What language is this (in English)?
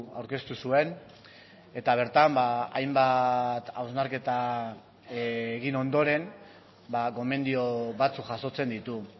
Basque